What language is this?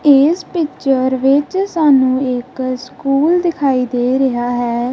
Punjabi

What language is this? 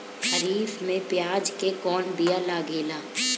Bhojpuri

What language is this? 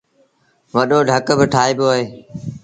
Sindhi Bhil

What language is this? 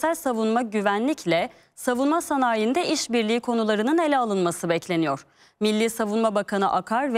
Turkish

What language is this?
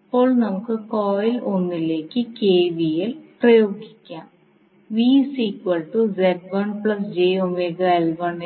Malayalam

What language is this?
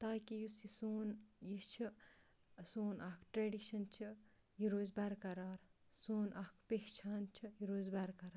Kashmiri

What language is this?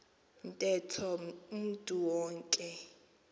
Xhosa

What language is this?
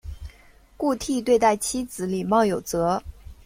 Chinese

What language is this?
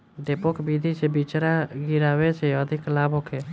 Bhojpuri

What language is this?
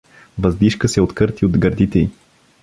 Bulgarian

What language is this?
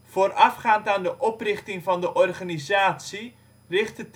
Dutch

